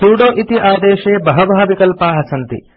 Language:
Sanskrit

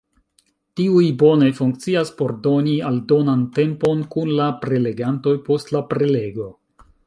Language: Esperanto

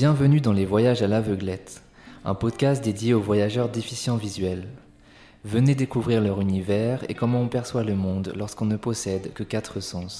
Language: French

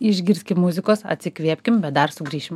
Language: Lithuanian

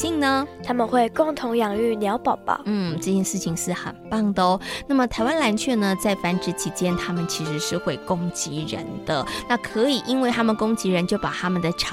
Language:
Chinese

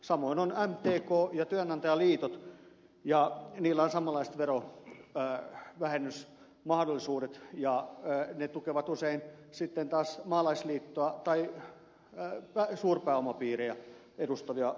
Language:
Finnish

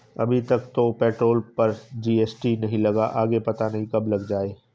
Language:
Hindi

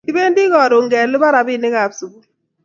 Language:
Kalenjin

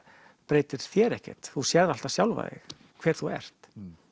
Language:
Icelandic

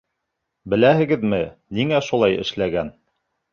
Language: Bashkir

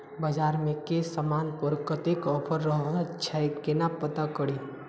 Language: Maithili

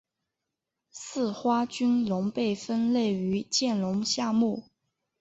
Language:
Chinese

